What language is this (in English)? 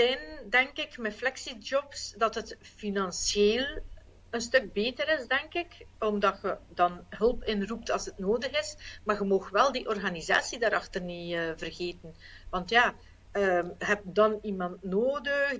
Dutch